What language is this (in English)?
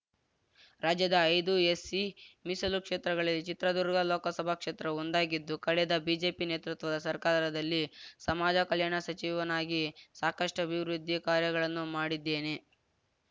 Kannada